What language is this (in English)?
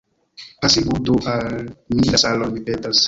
Esperanto